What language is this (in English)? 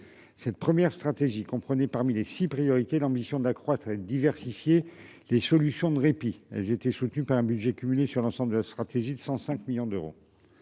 French